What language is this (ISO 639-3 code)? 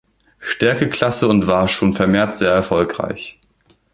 deu